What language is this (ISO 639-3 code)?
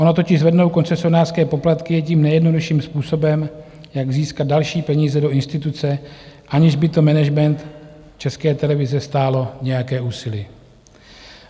ces